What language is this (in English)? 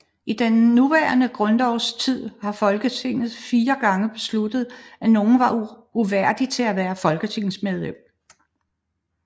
Danish